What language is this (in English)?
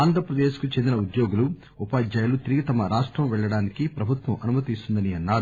Telugu